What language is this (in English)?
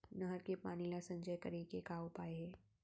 Chhattisgarhi